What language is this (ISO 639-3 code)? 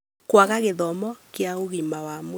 kik